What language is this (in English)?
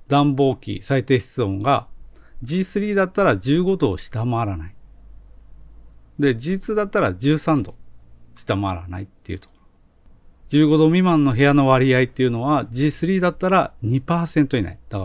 Japanese